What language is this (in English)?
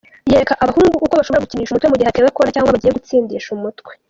Kinyarwanda